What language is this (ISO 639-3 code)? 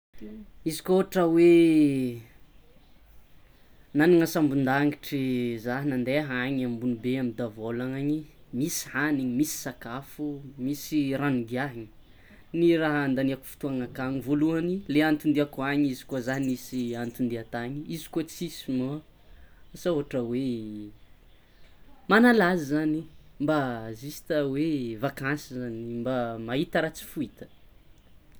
xmw